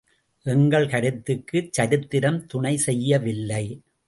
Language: Tamil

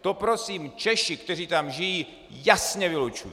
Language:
Czech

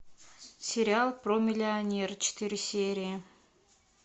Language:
Russian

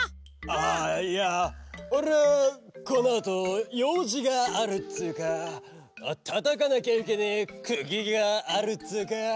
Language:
Japanese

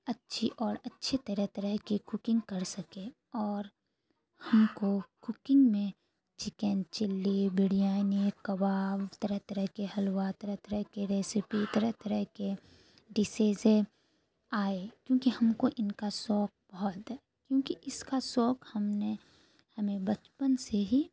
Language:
Urdu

